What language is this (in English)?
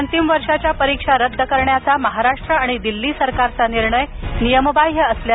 Marathi